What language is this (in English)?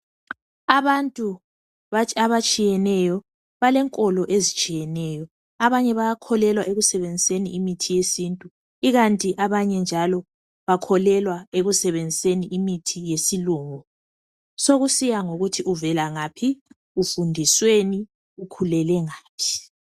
North Ndebele